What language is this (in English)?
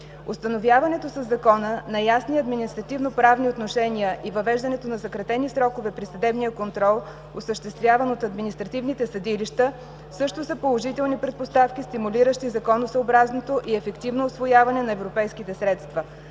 Bulgarian